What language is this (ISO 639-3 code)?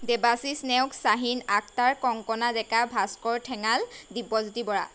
asm